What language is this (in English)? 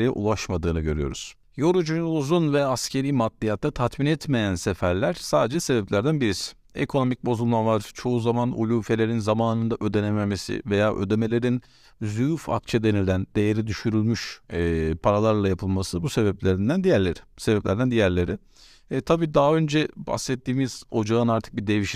Turkish